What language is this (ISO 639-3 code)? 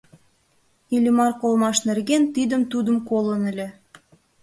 chm